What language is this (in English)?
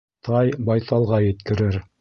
Bashkir